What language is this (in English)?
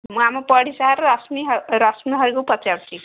Odia